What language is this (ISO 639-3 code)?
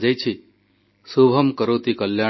ori